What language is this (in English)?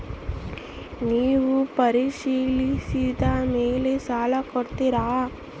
Kannada